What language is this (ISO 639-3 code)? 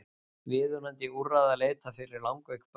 isl